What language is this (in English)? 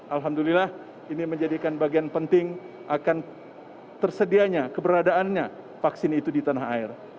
Indonesian